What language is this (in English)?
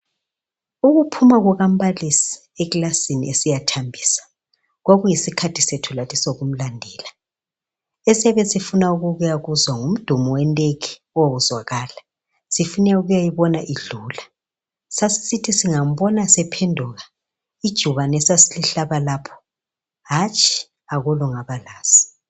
North Ndebele